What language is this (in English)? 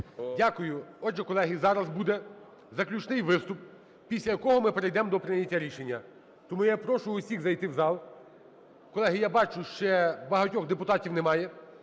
Ukrainian